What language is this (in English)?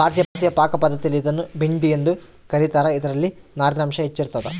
Kannada